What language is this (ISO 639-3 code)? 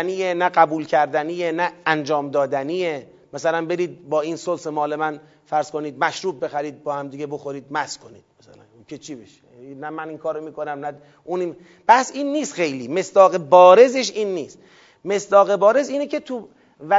fas